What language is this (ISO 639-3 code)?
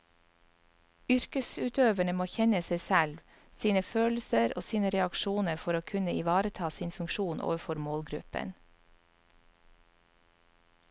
nor